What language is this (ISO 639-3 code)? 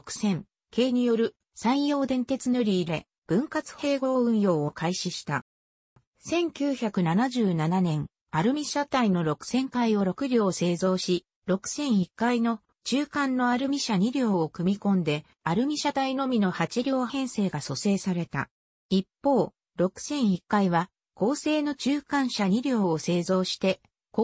jpn